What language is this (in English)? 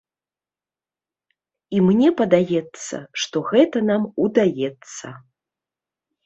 Belarusian